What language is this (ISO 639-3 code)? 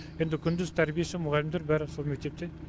kaz